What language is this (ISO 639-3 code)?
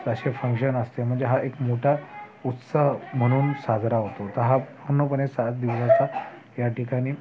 mar